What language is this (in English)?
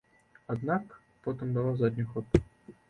Belarusian